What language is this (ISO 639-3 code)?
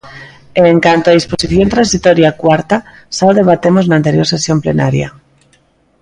glg